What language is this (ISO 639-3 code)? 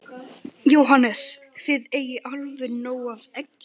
isl